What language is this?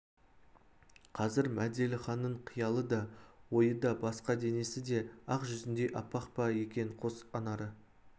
Kazakh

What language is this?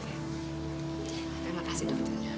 Indonesian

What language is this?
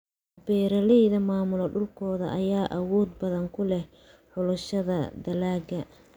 Somali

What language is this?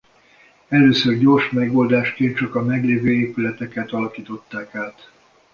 Hungarian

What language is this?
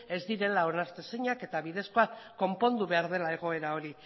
Basque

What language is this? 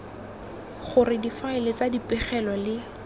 Tswana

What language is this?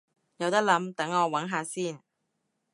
Cantonese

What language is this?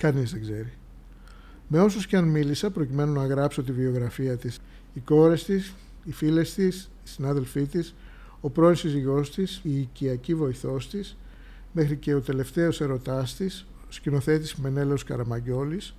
Greek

